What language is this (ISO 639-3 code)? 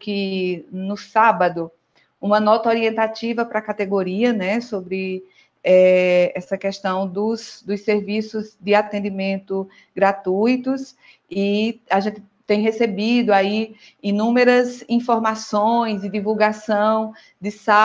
por